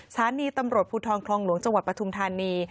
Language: Thai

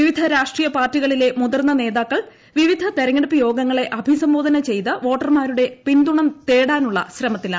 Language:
Malayalam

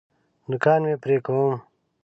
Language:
Pashto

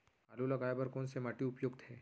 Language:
Chhattisgarhi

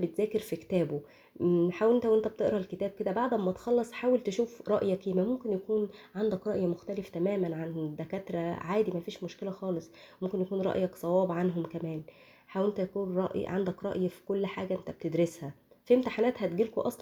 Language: Arabic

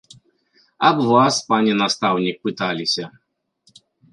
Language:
Belarusian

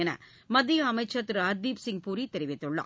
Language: Tamil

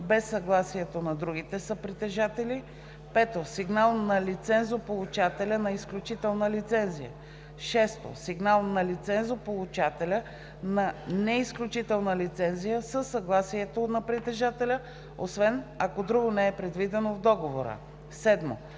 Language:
Bulgarian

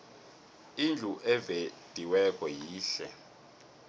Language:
South Ndebele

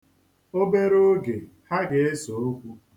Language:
Igbo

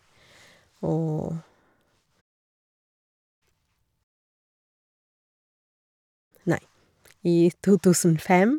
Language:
Norwegian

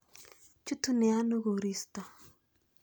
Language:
Kalenjin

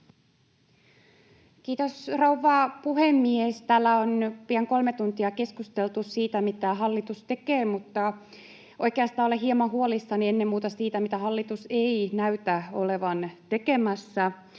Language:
Finnish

